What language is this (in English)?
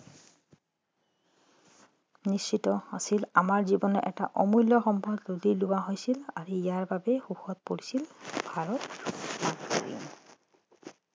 Assamese